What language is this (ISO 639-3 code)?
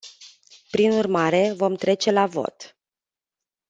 ron